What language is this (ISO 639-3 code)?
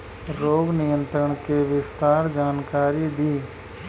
bho